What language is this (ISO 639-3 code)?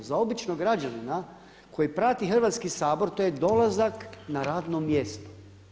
hrv